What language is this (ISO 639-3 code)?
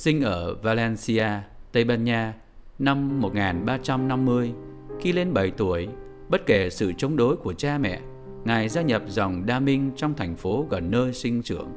vie